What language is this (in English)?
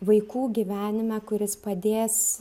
Lithuanian